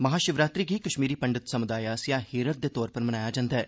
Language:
Dogri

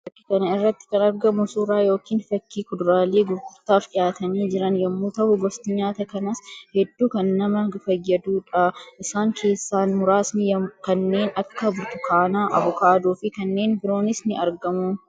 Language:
Oromo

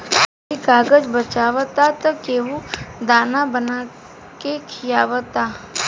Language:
Bhojpuri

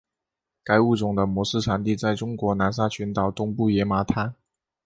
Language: Chinese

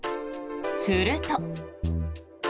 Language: Japanese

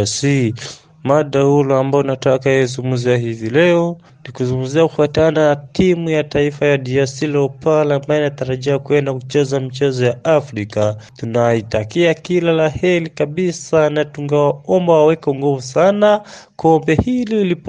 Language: Swahili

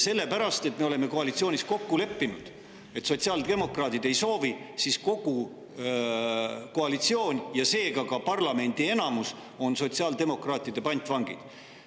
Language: Estonian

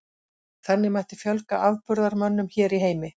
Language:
Icelandic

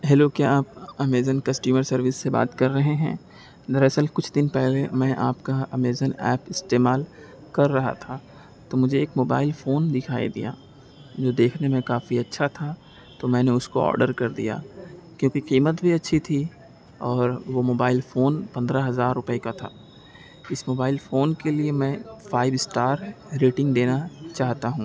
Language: Urdu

